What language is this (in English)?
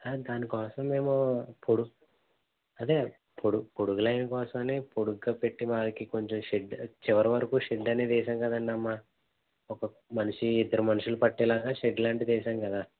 Telugu